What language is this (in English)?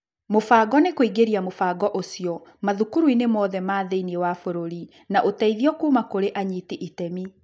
Kikuyu